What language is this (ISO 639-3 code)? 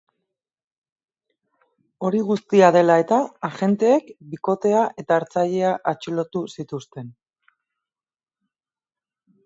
eus